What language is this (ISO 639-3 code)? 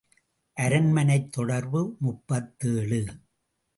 tam